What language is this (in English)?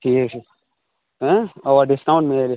Kashmiri